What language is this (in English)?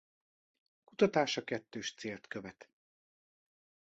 Hungarian